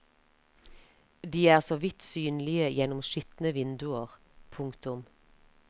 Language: Norwegian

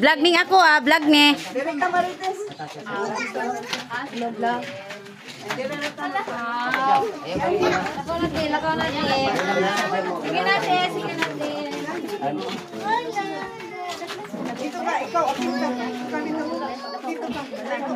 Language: Filipino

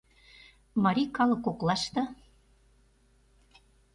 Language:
Mari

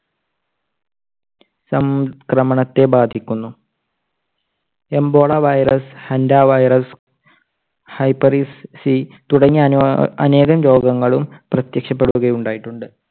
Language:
Malayalam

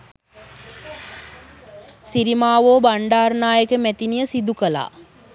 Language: Sinhala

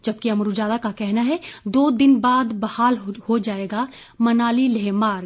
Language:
Hindi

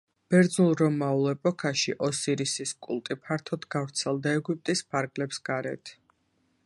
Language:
Georgian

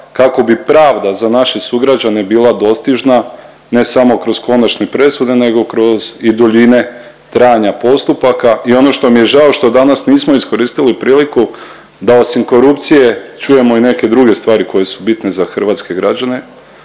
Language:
Croatian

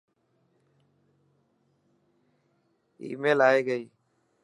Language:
Dhatki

